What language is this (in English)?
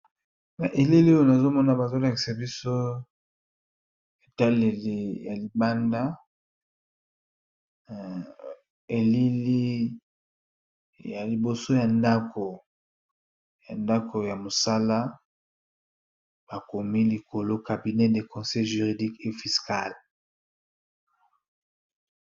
Lingala